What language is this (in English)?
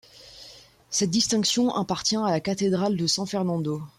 French